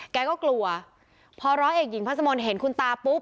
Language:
Thai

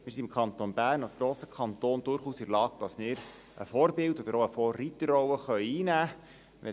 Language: Swiss German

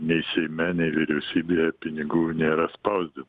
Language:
Lithuanian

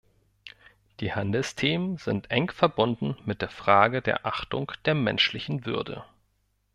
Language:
German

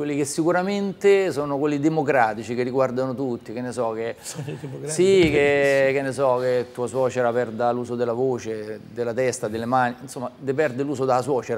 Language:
Italian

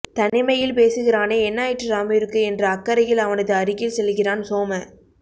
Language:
Tamil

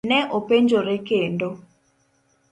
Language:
Luo (Kenya and Tanzania)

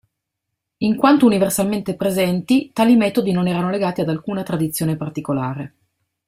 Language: Italian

